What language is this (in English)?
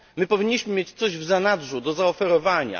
Polish